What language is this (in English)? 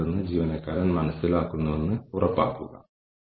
Malayalam